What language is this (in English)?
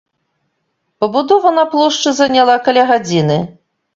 Belarusian